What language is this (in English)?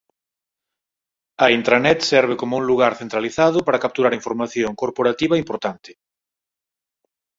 Galician